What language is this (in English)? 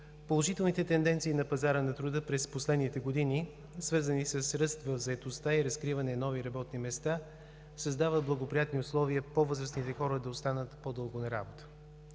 Bulgarian